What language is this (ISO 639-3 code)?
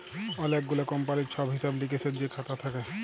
ben